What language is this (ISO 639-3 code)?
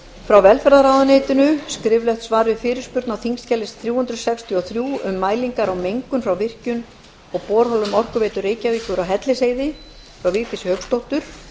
isl